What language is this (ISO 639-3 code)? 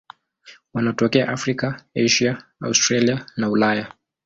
swa